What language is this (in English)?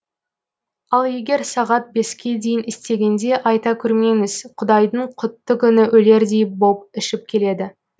Kazakh